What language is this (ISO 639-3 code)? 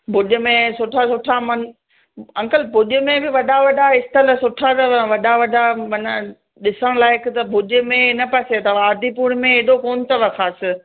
snd